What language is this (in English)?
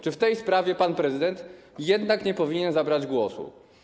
Polish